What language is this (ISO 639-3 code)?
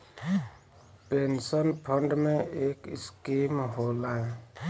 bho